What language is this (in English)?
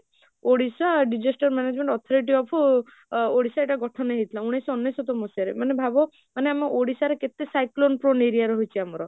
Odia